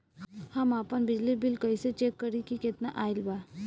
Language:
Bhojpuri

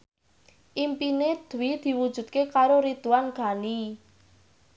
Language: Javanese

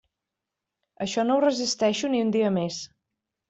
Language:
Catalan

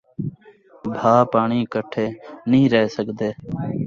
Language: Saraiki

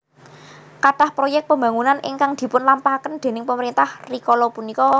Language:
Javanese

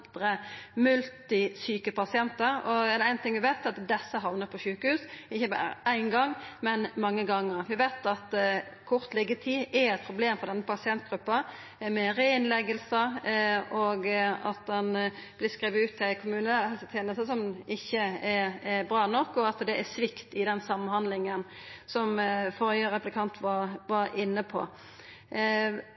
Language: Norwegian Nynorsk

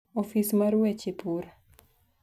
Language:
Luo (Kenya and Tanzania)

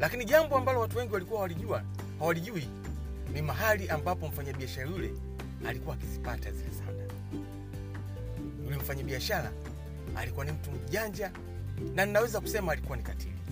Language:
Swahili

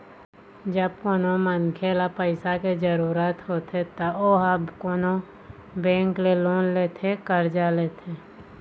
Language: Chhattisgarhi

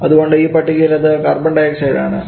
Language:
Malayalam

